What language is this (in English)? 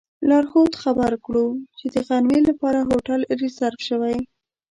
Pashto